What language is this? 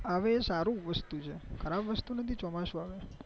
Gujarati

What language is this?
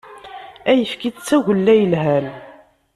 Kabyle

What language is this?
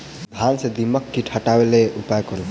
Maithili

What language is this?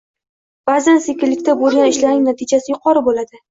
Uzbek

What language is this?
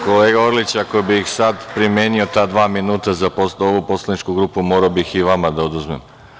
Serbian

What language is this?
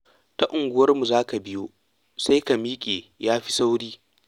Hausa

